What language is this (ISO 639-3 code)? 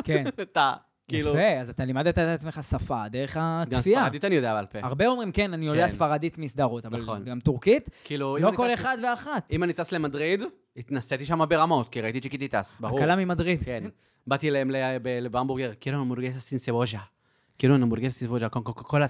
heb